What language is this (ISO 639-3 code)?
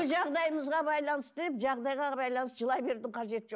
kaz